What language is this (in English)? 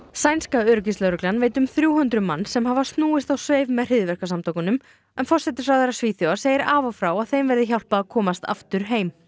Icelandic